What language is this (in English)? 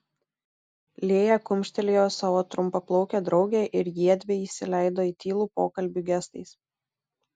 Lithuanian